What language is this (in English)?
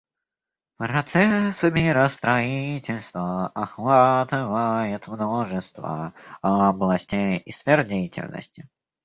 Russian